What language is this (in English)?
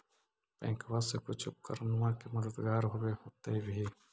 Magahi